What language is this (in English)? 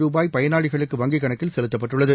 Tamil